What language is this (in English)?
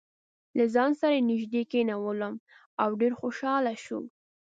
Pashto